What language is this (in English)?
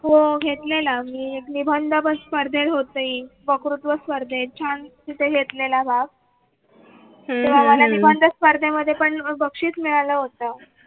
Marathi